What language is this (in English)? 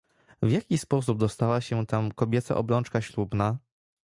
Polish